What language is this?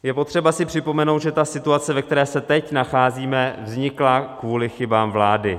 Czech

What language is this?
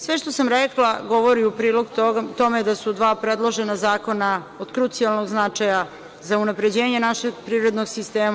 Serbian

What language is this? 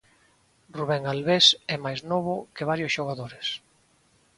Galician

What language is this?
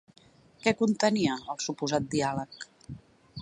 Catalan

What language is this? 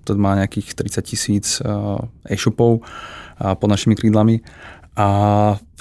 Czech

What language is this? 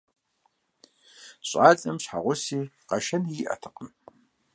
Kabardian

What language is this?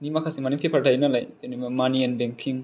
Bodo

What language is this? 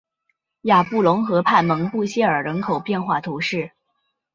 Chinese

